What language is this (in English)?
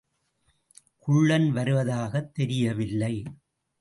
Tamil